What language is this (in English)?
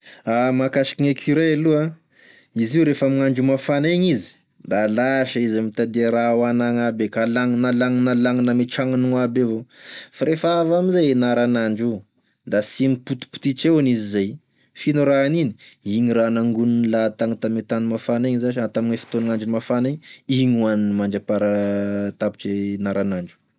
Tesaka Malagasy